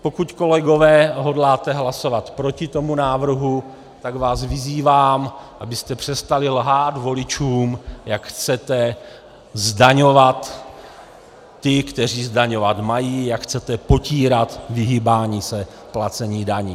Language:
Czech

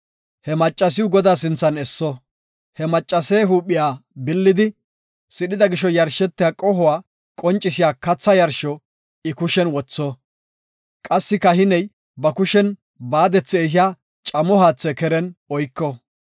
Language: Gofa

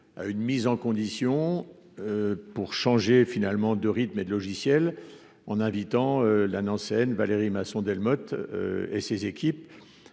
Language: French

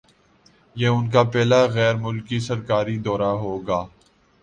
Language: Urdu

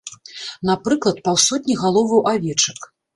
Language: Belarusian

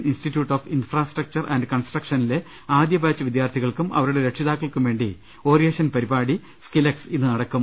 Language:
Malayalam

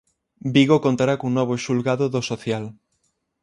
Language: Galician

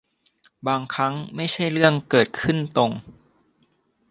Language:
Thai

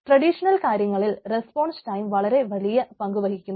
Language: Malayalam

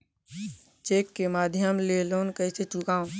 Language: Chhattisgarhi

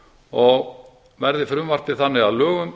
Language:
Icelandic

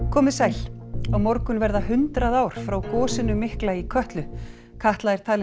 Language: Icelandic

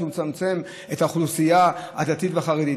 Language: Hebrew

